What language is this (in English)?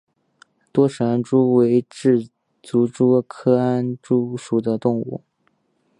Chinese